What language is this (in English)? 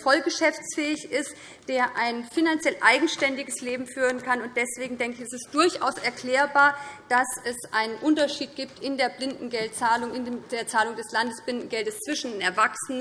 German